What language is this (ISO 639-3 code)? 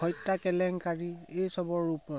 asm